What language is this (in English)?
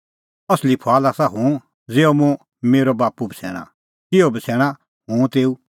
Kullu Pahari